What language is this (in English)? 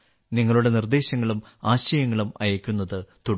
Malayalam